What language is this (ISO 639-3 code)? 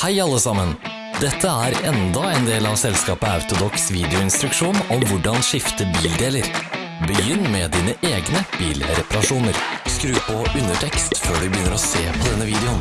nor